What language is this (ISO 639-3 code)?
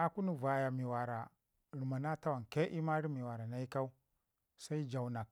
ngi